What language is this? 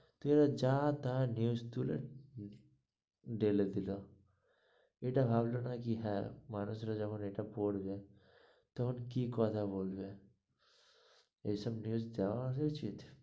Bangla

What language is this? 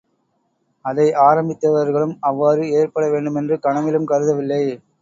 Tamil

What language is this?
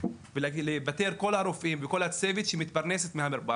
Hebrew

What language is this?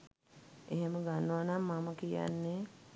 Sinhala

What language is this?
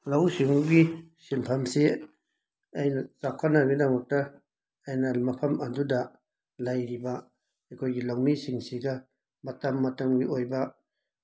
Manipuri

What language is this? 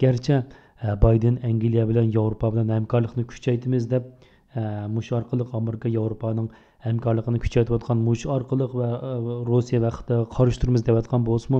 Turkish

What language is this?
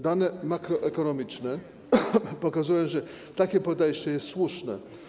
Polish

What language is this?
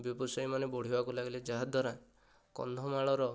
Odia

